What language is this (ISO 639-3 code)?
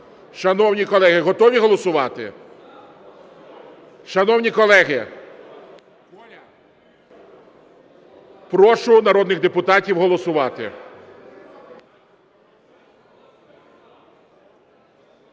ukr